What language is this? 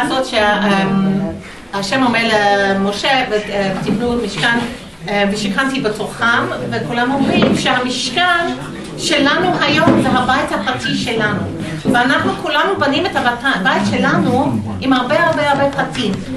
Hebrew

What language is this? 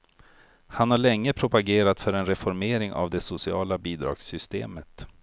Swedish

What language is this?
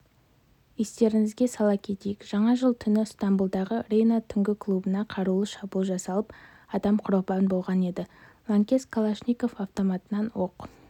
Kazakh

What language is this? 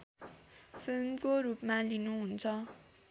Nepali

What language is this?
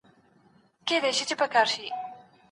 Pashto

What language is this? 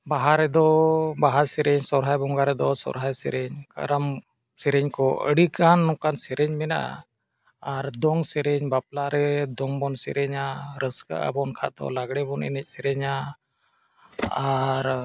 Santali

